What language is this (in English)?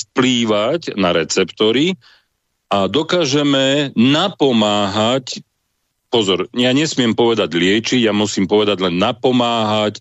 Slovak